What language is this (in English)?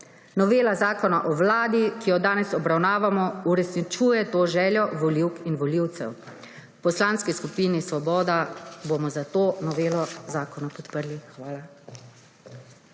Slovenian